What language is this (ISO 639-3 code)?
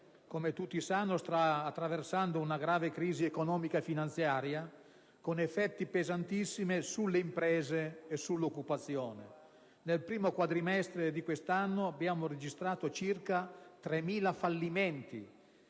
ita